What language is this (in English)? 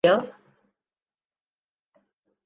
Urdu